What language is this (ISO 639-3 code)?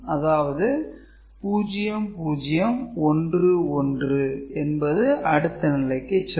tam